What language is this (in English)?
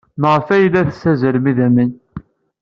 Kabyle